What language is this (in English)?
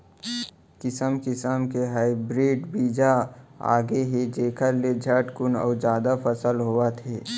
Chhattisgarhi